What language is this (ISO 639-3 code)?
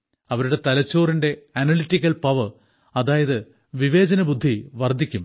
mal